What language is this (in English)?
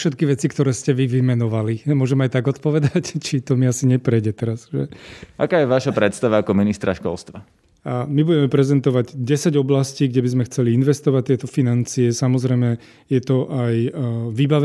Slovak